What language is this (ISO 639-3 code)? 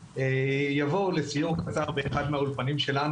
heb